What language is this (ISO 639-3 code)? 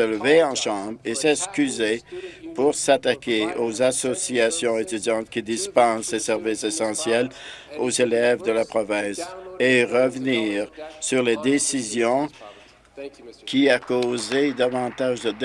fra